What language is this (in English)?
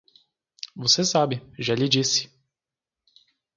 Portuguese